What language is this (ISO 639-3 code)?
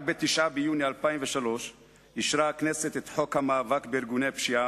heb